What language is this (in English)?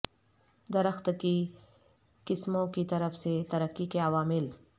Urdu